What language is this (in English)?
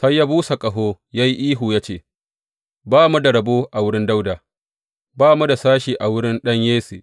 Hausa